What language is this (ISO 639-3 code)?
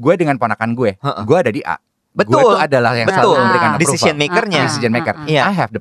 ind